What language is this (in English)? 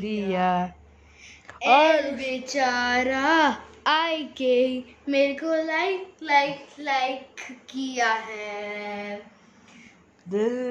Bangla